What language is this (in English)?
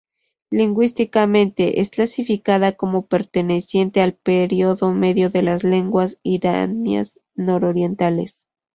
Spanish